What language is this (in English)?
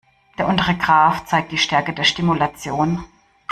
German